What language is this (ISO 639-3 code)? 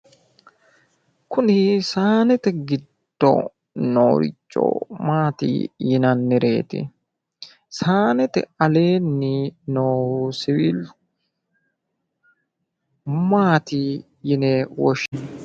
sid